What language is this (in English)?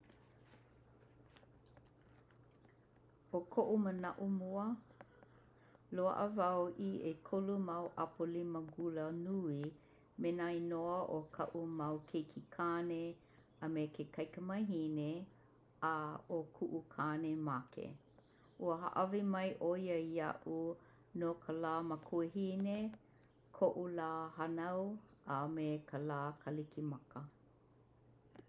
Hawaiian